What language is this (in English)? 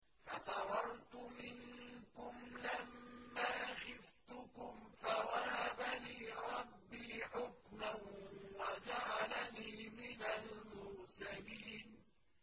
Arabic